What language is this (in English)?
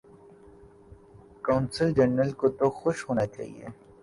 Urdu